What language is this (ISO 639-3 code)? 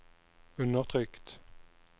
nor